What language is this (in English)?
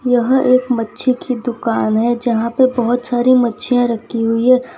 Hindi